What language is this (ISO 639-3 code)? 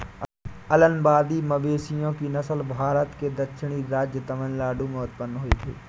hin